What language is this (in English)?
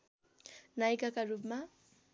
Nepali